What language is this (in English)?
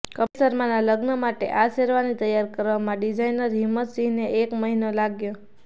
Gujarati